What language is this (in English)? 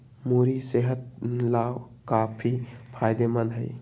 Magahi